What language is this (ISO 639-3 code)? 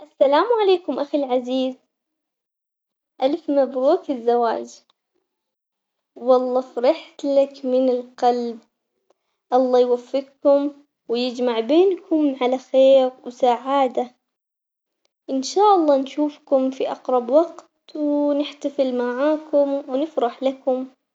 acx